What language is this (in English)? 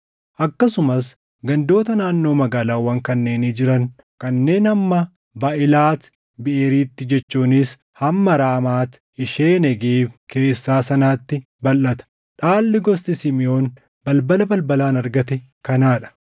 Oromo